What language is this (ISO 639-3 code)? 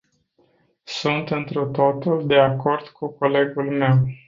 ron